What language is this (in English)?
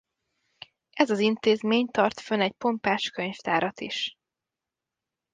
Hungarian